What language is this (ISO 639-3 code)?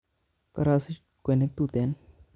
kln